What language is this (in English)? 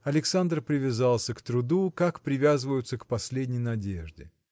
Russian